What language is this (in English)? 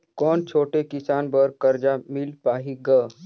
Chhattisgarhi